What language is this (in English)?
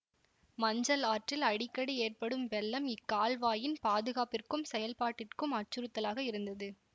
Tamil